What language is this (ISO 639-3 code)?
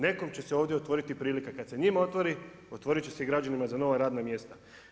hrv